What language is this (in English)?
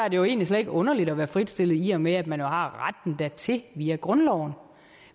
Danish